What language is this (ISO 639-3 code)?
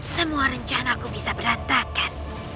ind